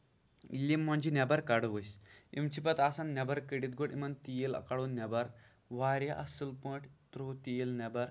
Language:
Kashmiri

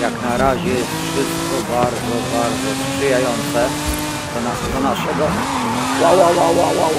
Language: Polish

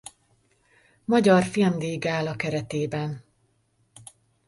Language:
Hungarian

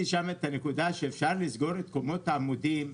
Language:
Hebrew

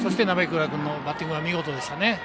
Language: Japanese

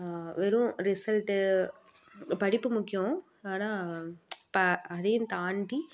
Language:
Tamil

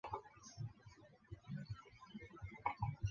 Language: Chinese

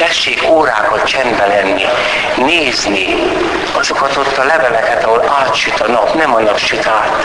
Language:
Hungarian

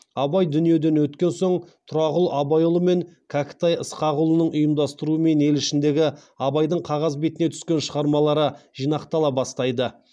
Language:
Kazakh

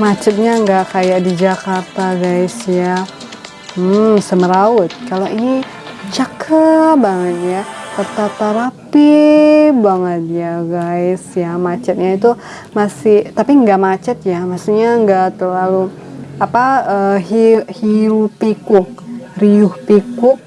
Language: Indonesian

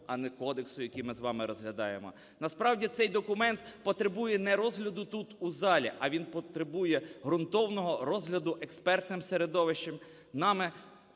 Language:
Ukrainian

